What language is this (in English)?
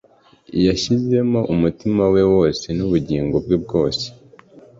Kinyarwanda